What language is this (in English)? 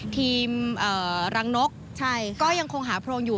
Thai